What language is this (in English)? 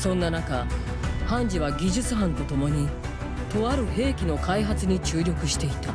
Japanese